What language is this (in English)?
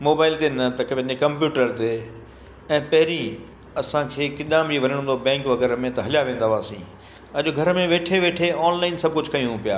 Sindhi